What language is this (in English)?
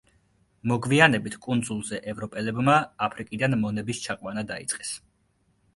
Georgian